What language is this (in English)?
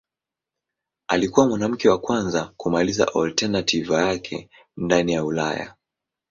Swahili